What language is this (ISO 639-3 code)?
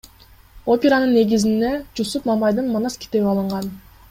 kir